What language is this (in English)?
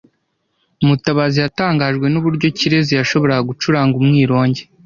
Kinyarwanda